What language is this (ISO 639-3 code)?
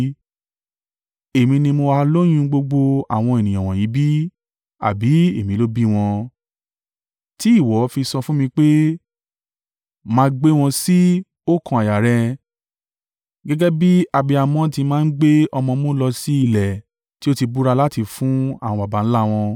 yor